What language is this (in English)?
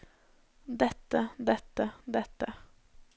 Norwegian